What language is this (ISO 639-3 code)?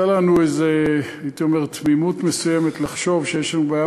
heb